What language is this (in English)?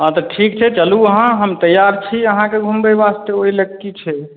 Maithili